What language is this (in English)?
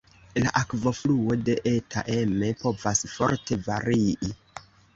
Esperanto